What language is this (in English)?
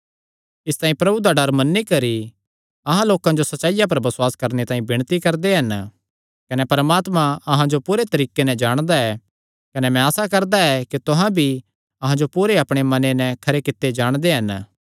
Kangri